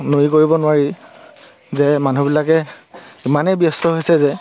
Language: Assamese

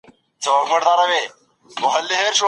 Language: Pashto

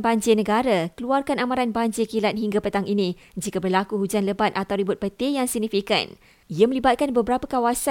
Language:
Malay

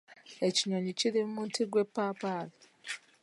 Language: Ganda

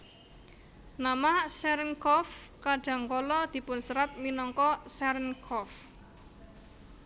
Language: Javanese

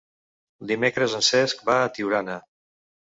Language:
Catalan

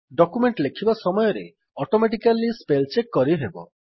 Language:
Odia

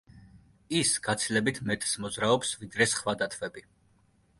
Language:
Georgian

